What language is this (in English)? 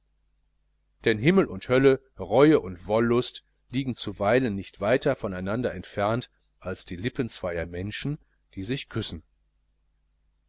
German